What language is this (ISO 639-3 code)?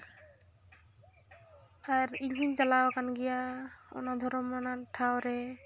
sat